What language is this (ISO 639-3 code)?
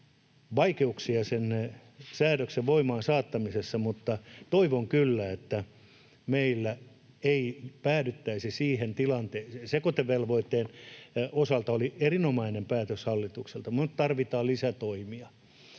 fin